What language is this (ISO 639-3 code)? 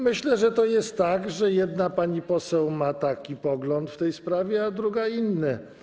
pol